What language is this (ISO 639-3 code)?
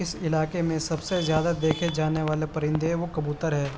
urd